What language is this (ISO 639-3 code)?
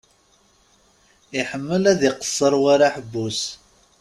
kab